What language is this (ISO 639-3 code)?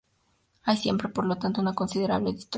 spa